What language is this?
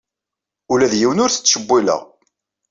Kabyle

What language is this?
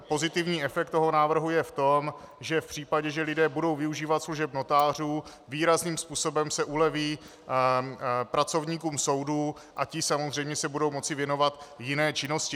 Czech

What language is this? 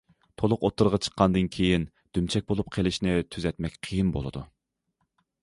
Uyghur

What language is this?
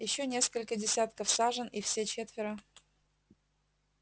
Russian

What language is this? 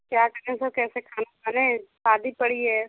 Hindi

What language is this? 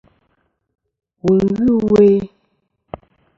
Kom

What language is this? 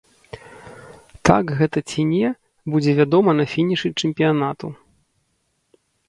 Belarusian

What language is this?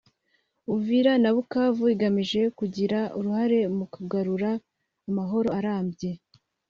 Kinyarwanda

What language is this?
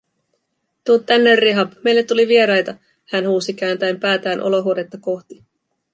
Finnish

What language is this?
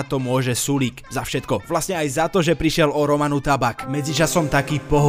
Slovak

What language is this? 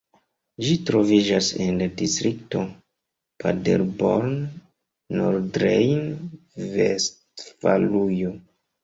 Esperanto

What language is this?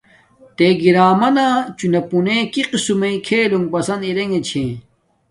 Domaaki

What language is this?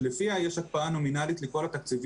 Hebrew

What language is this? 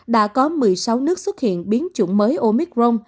Vietnamese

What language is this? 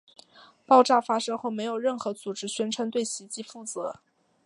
Chinese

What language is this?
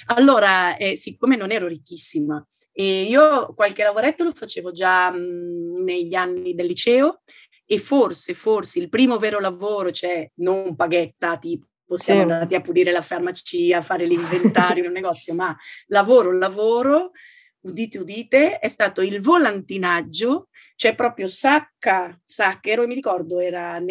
Italian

